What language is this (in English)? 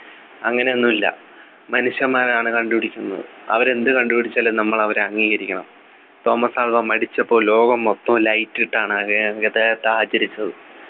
Malayalam